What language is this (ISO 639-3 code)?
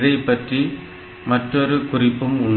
tam